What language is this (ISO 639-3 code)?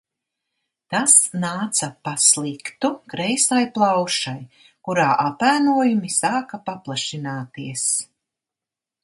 lav